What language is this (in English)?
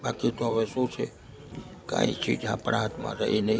Gujarati